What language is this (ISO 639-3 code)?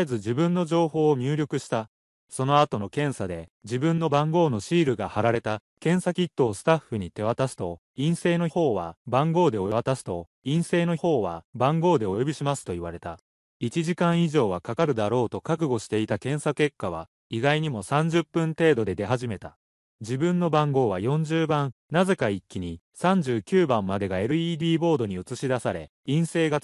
jpn